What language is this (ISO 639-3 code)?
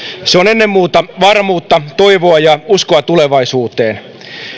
fin